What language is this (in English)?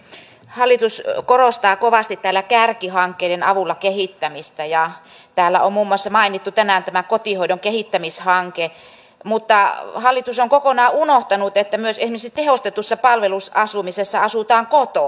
Finnish